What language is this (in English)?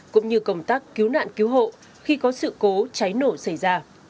Vietnamese